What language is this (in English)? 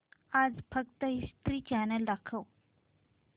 Marathi